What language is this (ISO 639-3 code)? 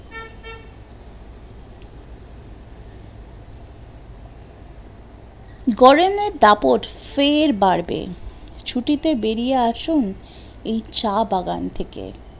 ben